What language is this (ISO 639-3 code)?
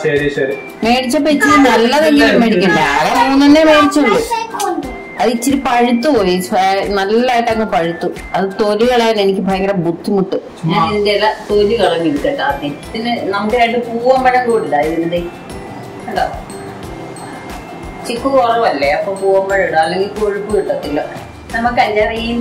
mal